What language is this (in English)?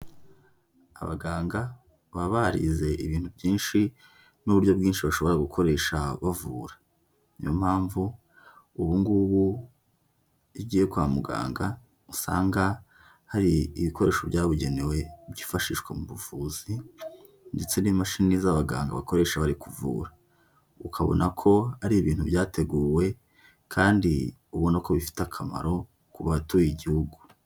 Kinyarwanda